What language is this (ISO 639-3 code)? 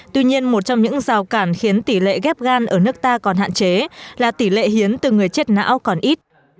vie